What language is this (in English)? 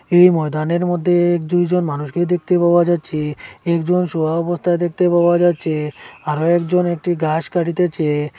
Bangla